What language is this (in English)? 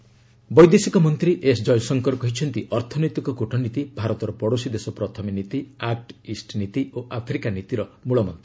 Odia